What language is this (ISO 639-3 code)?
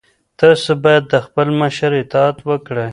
pus